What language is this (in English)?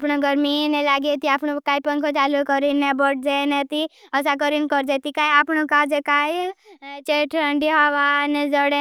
Bhili